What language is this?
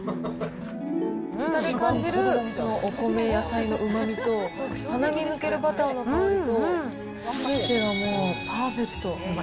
Japanese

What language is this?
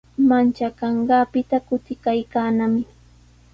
Sihuas Ancash Quechua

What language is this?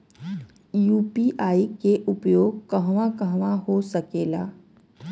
Bhojpuri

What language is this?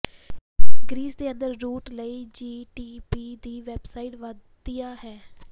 Punjabi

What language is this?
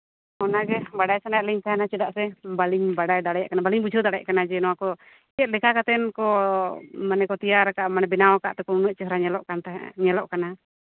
Santali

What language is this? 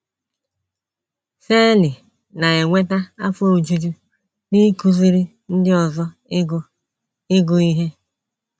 Igbo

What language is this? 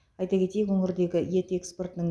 Kazakh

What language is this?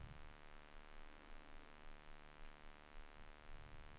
Swedish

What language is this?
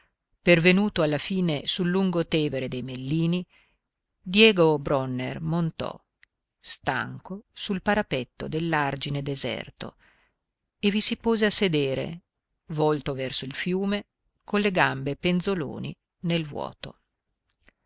Italian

